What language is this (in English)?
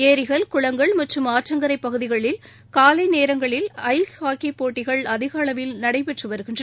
Tamil